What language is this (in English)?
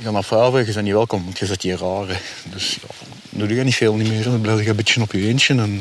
Dutch